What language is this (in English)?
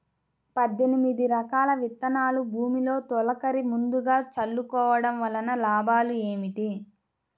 Telugu